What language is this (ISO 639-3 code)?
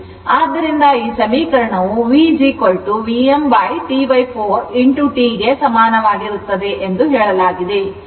kan